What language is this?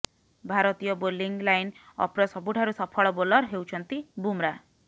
Odia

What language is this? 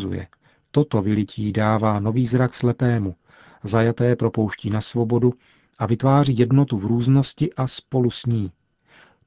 Czech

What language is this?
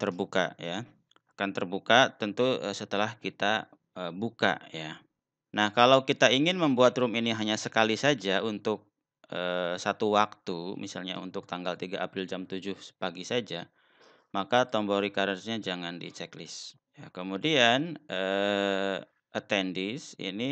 Indonesian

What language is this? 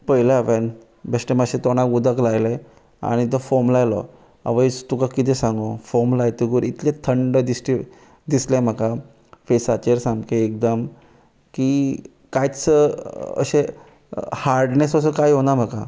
Konkani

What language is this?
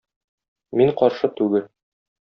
Tatar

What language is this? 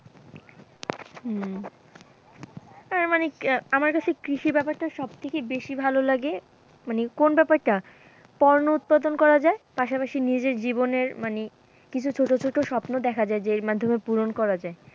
Bangla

